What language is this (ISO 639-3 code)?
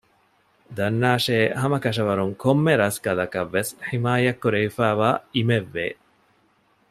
div